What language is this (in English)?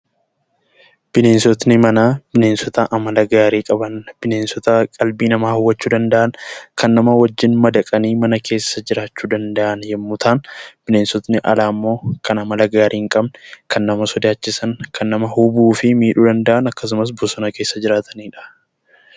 Oromo